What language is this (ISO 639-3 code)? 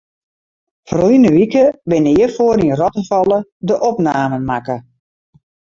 fry